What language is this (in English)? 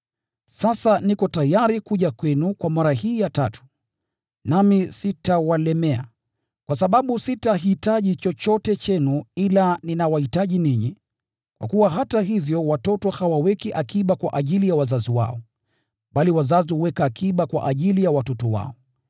Swahili